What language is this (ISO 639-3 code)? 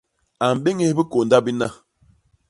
bas